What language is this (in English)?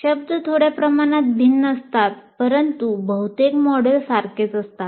Marathi